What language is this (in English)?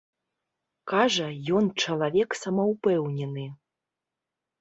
Belarusian